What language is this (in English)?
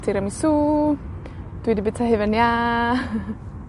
Welsh